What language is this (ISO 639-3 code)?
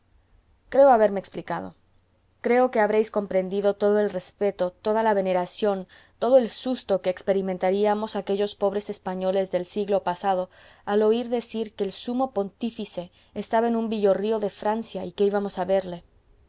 spa